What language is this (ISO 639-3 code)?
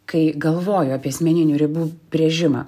lit